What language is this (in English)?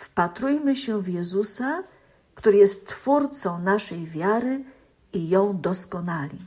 Polish